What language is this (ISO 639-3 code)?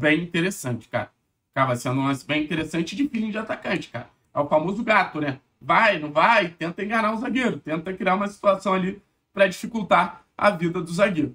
por